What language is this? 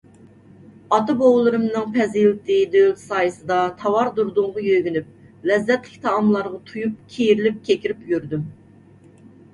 Uyghur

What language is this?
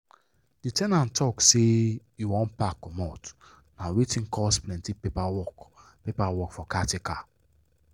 Nigerian Pidgin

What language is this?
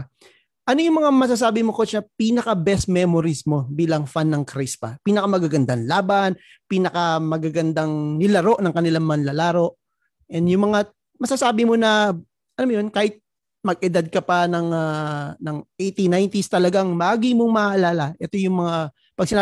Filipino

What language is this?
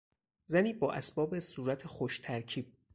Persian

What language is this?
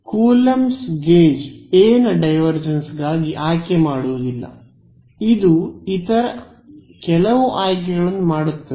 Kannada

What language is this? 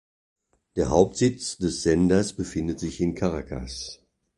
German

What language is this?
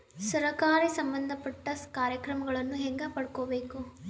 Kannada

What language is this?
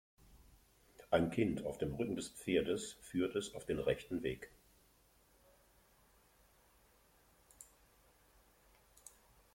German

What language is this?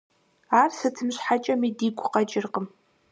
Kabardian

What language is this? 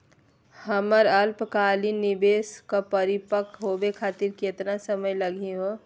Magahi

